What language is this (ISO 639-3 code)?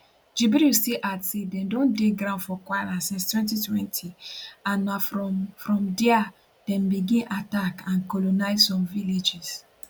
pcm